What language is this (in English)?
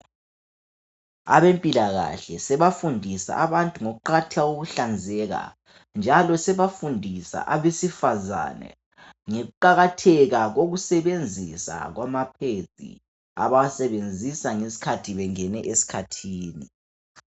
North Ndebele